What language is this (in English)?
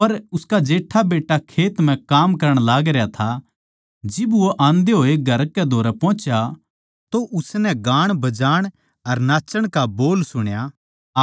Haryanvi